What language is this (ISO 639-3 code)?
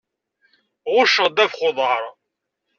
kab